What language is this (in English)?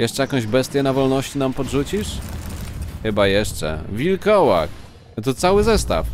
Polish